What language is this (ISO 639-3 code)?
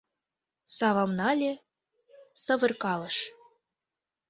chm